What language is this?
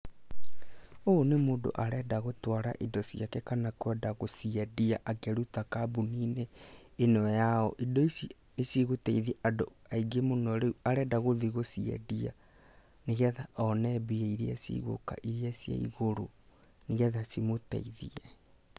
Kikuyu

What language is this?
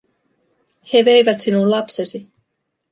Finnish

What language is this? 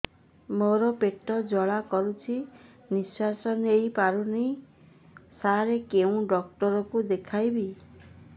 Odia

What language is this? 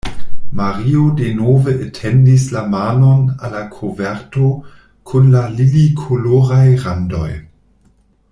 Esperanto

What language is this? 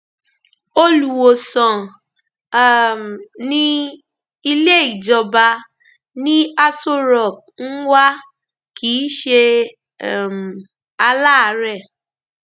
Yoruba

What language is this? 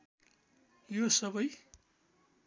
Nepali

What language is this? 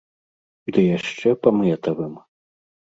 Belarusian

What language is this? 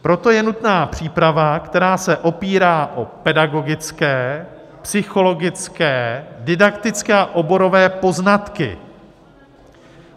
Czech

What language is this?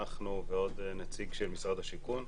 Hebrew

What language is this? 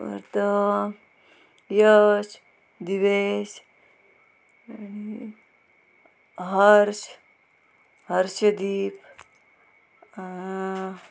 Konkani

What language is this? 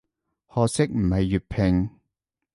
Cantonese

